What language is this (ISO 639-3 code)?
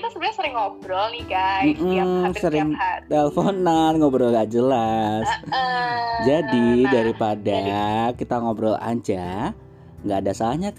ind